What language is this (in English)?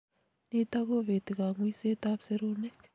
Kalenjin